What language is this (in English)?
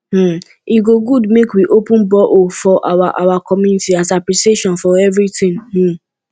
Nigerian Pidgin